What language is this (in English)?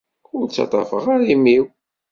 Kabyle